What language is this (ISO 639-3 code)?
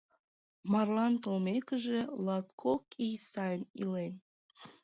chm